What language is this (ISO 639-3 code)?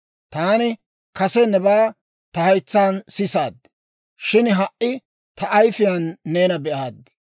dwr